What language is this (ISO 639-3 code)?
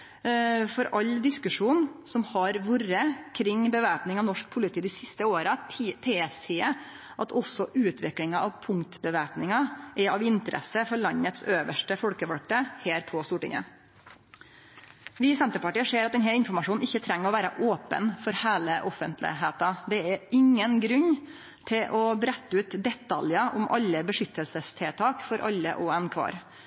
nno